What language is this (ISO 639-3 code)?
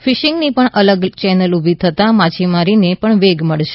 guj